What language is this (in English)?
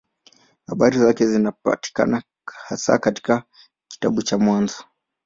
Swahili